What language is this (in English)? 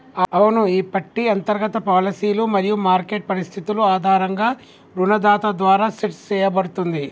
Telugu